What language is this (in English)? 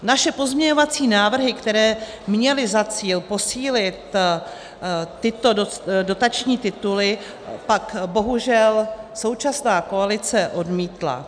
Czech